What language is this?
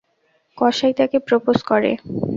Bangla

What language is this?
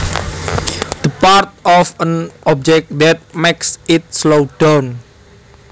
Javanese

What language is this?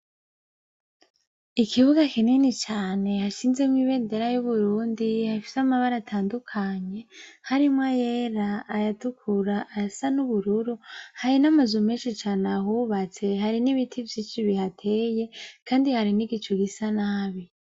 Rundi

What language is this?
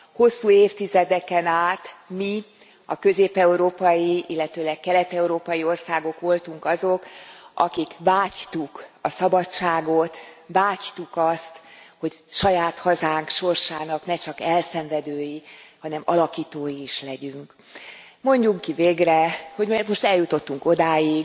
Hungarian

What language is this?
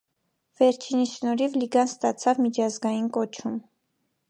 Armenian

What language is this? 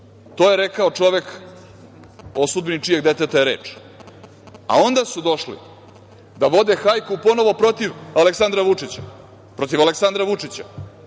Serbian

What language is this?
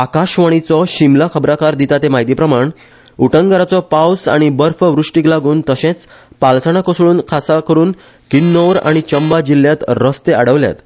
Konkani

